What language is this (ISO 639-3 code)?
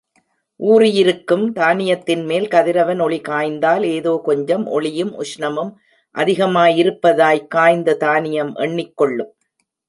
tam